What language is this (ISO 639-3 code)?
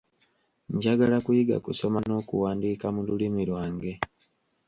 lug